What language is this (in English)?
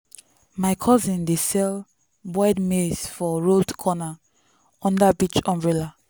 Nigerian Pidgin